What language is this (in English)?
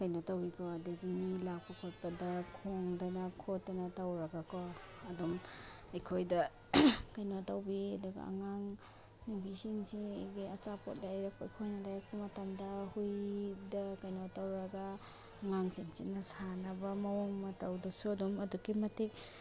Manipuri